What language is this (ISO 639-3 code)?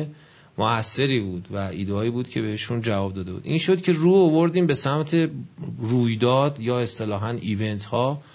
fas